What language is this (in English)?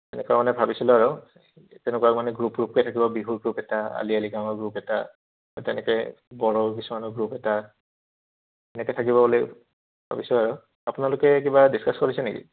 Assamese